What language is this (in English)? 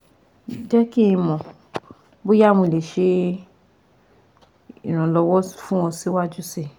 Yoruba